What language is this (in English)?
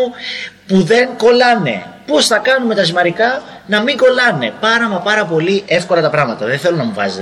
Greek